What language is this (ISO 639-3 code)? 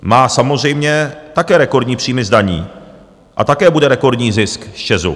ces